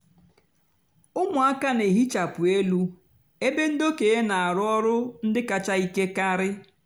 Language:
Igbo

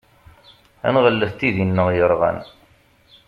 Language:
Kabyle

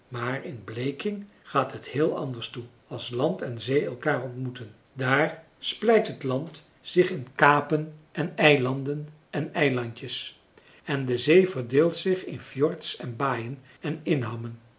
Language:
Dutch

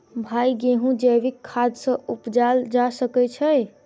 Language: Maithili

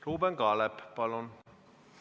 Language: Estonian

